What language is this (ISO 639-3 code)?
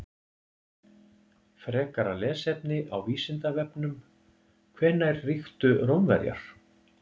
isl